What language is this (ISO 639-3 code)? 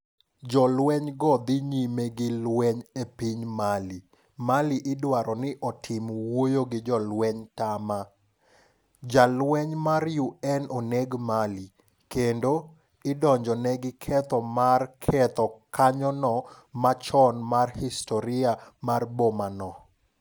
luo